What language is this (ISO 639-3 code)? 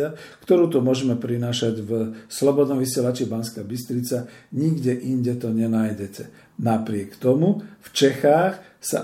slk